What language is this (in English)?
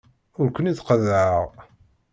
Kabyle